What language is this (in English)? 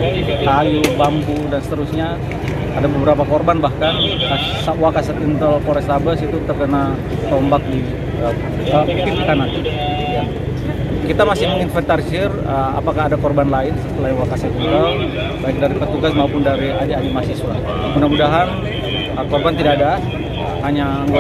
Indonesian